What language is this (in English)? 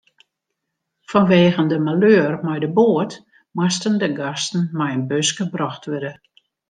Western Frisian